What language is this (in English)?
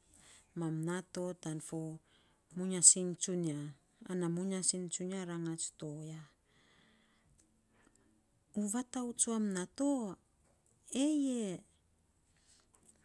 Saposa